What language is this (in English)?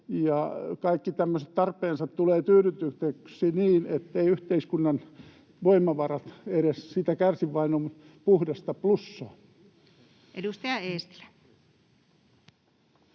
Finnish